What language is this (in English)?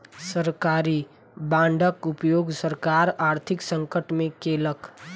Maithili